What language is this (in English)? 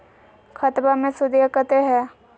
Magahi